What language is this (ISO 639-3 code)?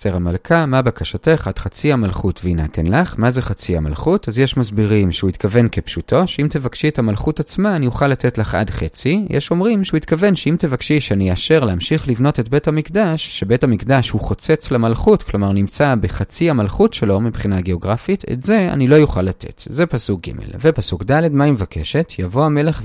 heb